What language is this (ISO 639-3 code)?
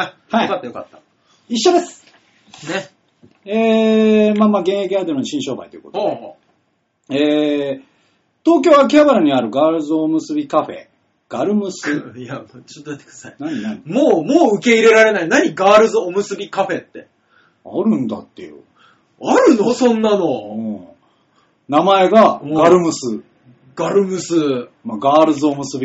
jpn